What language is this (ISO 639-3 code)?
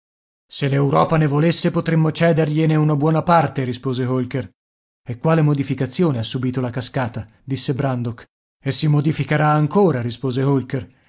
ita